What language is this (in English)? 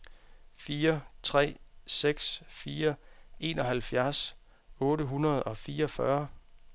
Danish